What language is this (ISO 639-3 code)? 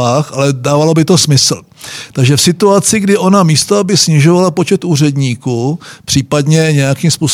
ces